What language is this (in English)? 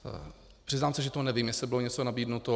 Czech